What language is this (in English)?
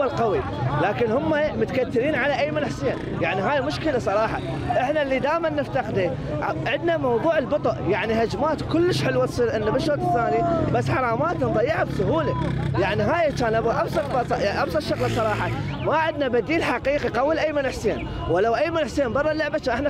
Arabic